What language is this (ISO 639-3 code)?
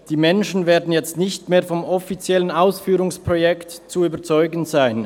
gsw